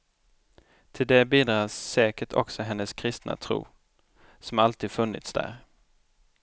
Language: Swedish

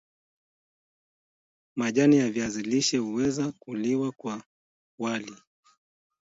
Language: Swahili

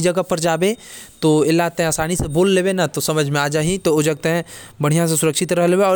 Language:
Korwa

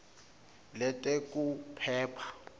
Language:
Swati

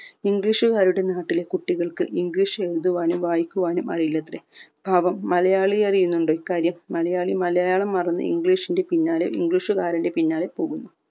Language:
Malayalam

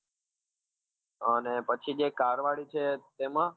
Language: Gujarati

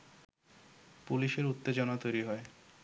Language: Bangla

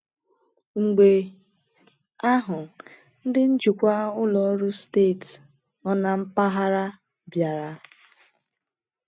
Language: Igbo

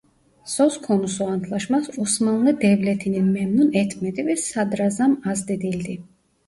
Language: Turkish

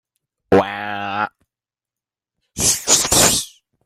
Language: Hakha Chin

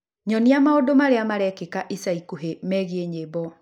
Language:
Kikuyu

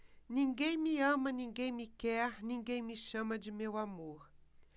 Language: Portuguese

